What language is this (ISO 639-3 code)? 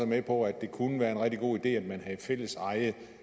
dan